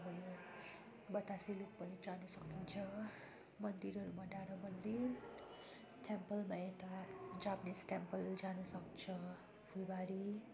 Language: Nepali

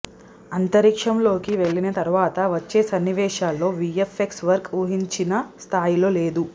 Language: Telugu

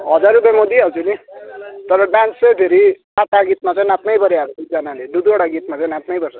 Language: Nepali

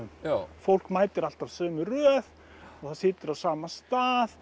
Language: Icelandic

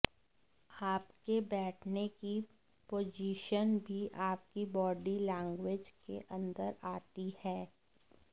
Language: Hindi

